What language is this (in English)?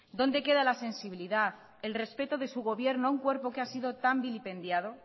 Spanish